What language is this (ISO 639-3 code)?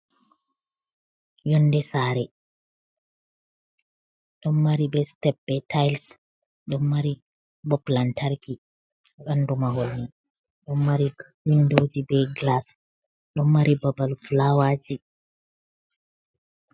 ful